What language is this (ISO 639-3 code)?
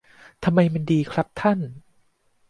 tha